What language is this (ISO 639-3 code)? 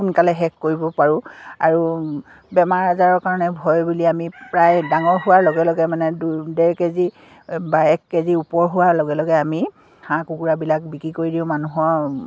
asm